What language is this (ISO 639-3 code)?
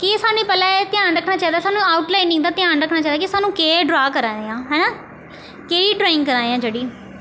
doi